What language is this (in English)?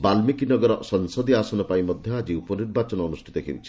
Odia